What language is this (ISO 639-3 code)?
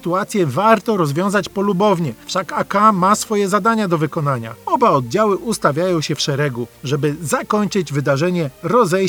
pol